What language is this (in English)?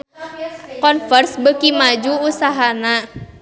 Sundanese